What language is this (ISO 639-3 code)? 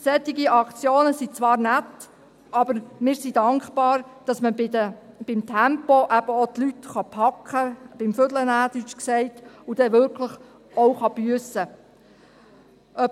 gsw